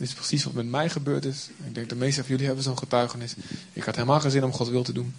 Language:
Dutch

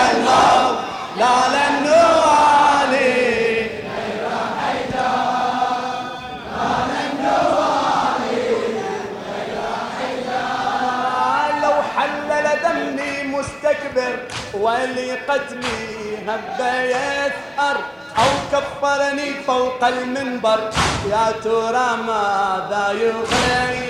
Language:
Arabic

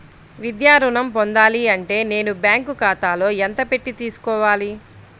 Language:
Telugu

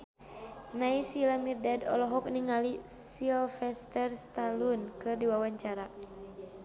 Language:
Sundanese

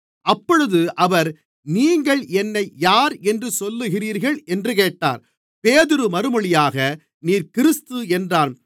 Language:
Tamil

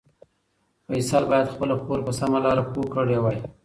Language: Pashto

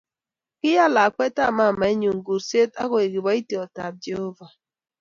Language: Kalenjin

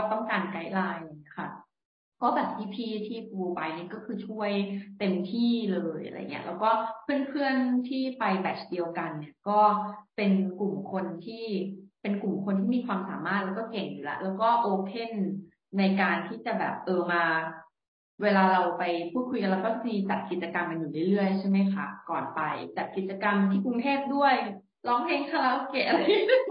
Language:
Thai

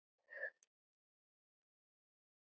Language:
Icelandic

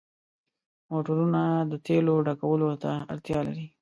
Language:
Pashto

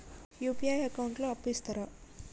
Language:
Telugu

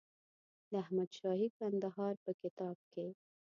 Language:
Pashto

